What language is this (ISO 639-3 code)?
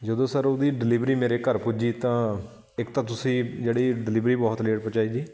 pan